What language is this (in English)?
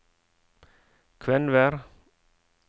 Norwegian